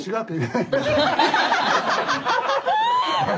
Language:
Japanese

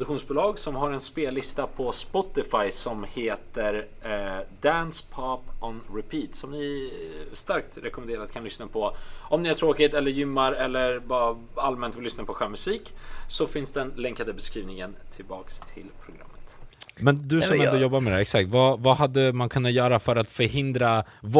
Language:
Swedish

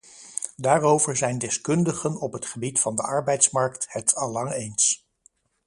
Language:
Dutch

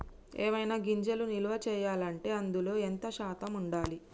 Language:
Telugu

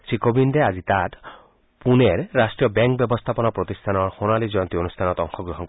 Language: Assamese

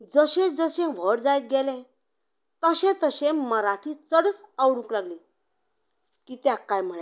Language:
Konkani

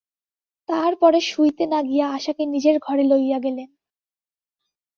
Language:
Bangla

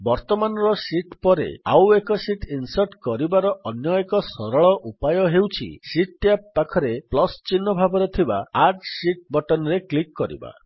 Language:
Odia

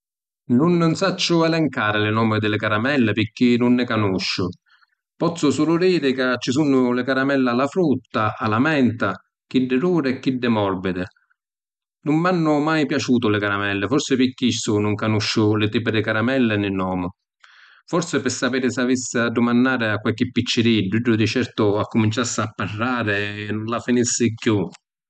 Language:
Sicilian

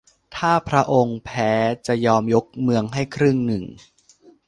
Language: Thai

